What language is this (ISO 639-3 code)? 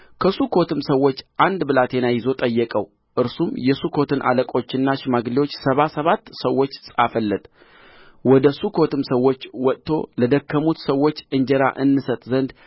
amh